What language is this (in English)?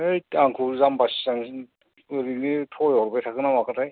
Bodo